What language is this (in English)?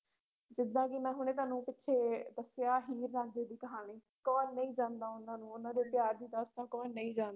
Punjabi